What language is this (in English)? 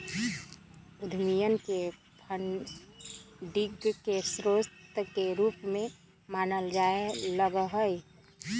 Magahi